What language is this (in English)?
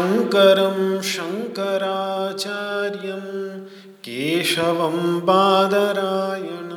Hindi